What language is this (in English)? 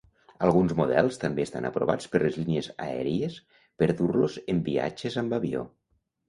Catalan